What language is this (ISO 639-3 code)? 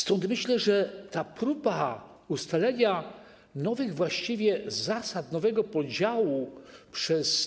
pol